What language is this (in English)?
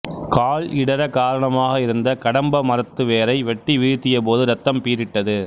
Tamil